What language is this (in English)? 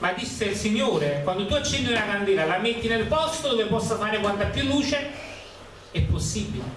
Italian